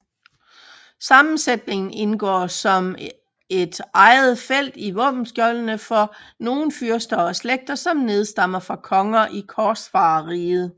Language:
Danish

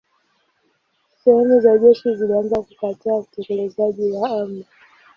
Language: Swahili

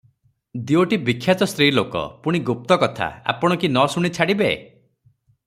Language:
Odia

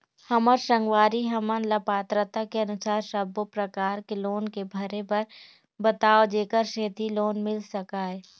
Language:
Chhattisgarhi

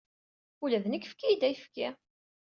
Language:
Kabyle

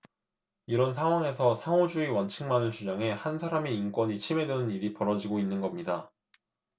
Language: Korean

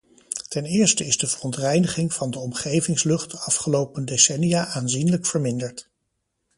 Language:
Dutch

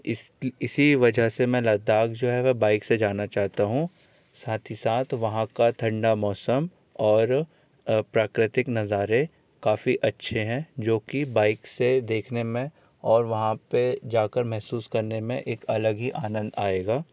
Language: Hindi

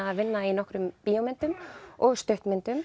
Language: Icelandic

